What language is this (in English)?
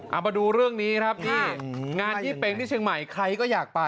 Thai